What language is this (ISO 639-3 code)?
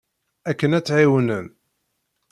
kab